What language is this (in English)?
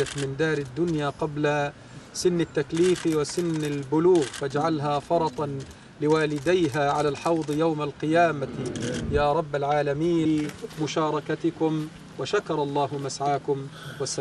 Arabic